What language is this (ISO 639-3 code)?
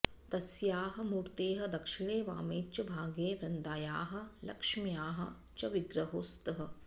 san